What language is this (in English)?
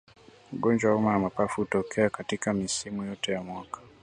Swahili